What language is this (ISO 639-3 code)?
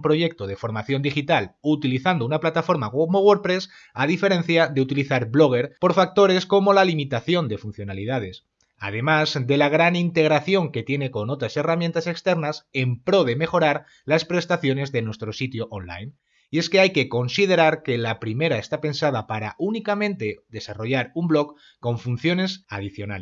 spa